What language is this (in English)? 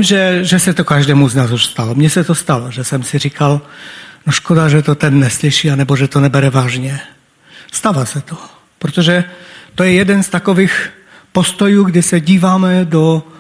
Czech